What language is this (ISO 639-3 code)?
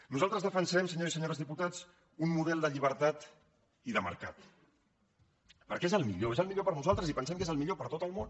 cat